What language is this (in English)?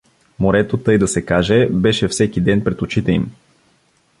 Bulgarian